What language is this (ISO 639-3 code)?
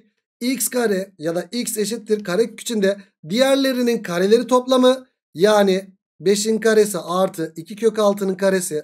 tur